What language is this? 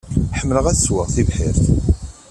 Kabyle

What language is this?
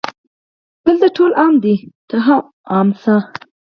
Pashto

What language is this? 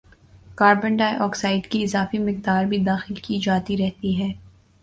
Urdu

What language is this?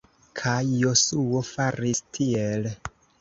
Esperanto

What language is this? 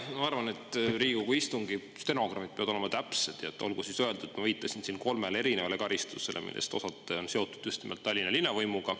Estonian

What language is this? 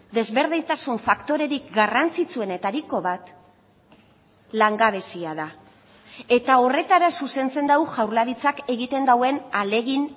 Basque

